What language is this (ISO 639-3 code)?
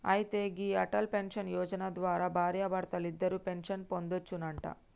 tel